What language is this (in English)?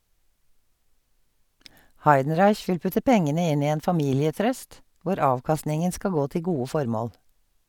Norwegian